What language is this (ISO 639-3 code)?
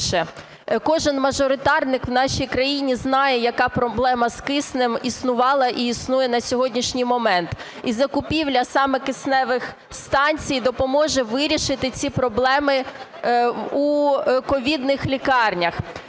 ukr